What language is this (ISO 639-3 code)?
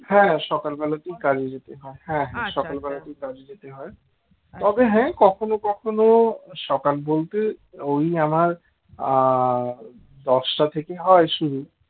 ben